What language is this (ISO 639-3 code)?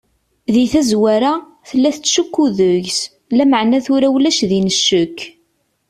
kab